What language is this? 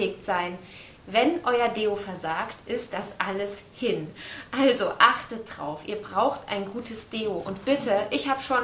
German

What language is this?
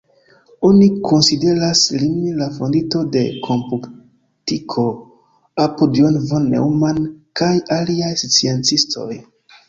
Esperanto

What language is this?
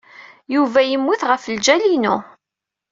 Kabyle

